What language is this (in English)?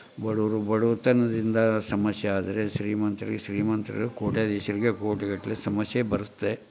Kannada